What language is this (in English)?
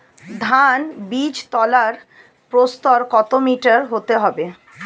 Bangla